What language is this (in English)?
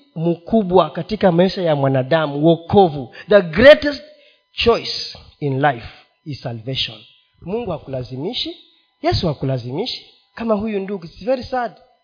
Swahili